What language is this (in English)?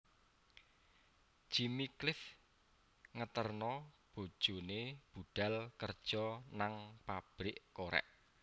Javanese